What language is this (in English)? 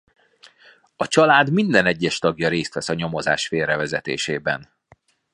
Hungarian